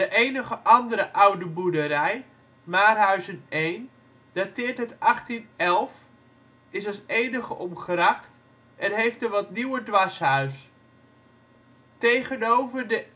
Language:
Dutch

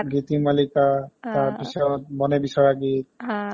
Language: Assamese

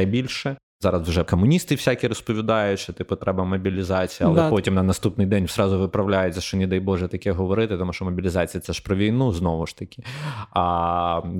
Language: Ukrainian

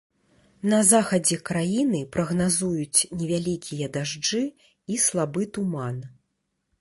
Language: Belarusian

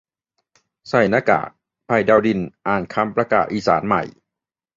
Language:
Thai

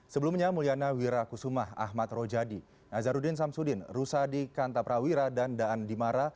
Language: Indonesian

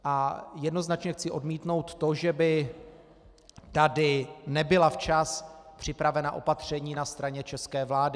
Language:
Czech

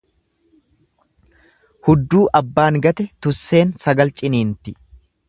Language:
Oromo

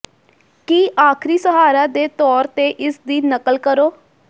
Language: Punjabi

